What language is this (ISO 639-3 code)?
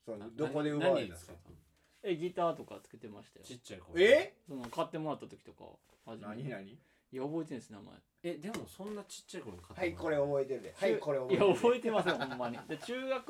jpn